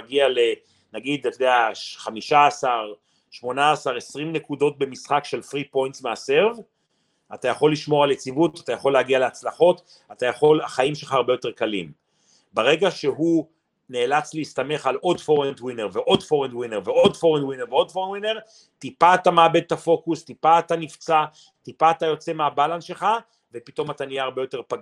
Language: Hebrew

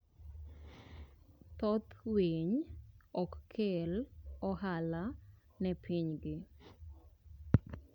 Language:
Luo (Kenya and Tanzania)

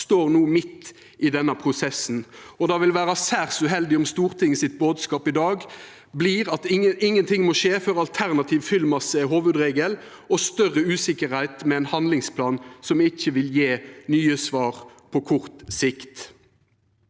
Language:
Norwegian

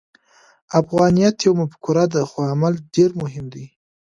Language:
Pashto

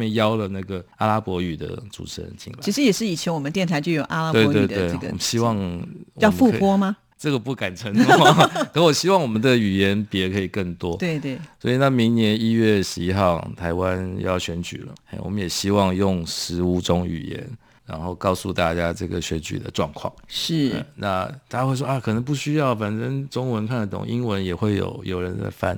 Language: Chinese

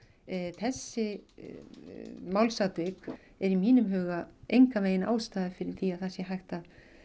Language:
Icelandic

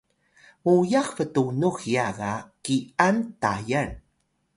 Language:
Atayal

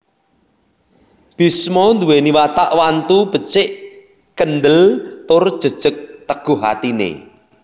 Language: Javanese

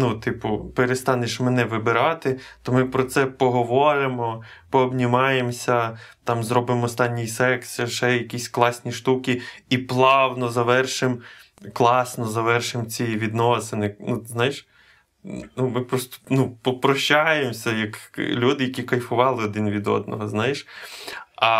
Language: Ukrainian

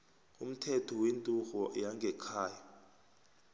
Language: South Ndebele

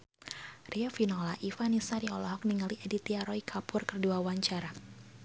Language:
Sundanese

